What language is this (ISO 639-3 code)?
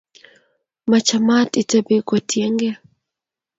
kln